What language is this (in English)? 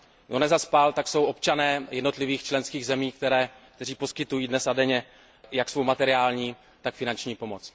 Czech